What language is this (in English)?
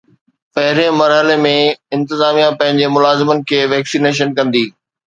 Sindhi